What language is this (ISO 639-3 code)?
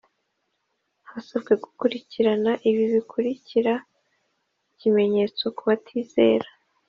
kin